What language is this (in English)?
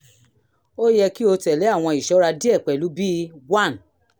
Yoruba